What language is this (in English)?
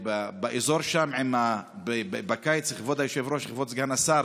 Hebrew